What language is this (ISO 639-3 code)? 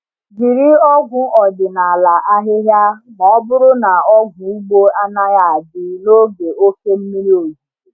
ibo